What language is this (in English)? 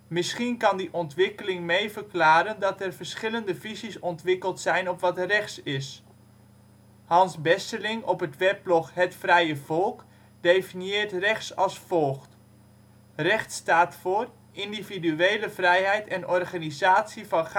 Dutch